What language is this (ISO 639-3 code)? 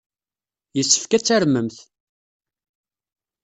kab